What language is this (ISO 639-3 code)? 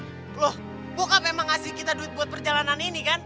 ind